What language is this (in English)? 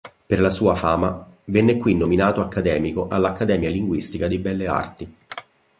Italian